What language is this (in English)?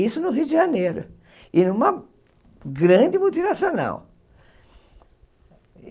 Portuguese